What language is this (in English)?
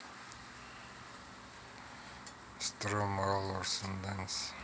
Russian